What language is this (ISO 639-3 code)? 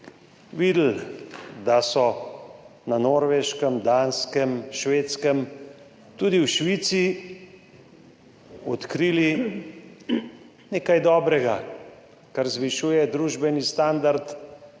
slv